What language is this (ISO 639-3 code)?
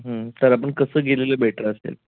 mar